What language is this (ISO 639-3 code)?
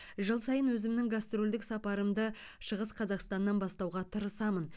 kaz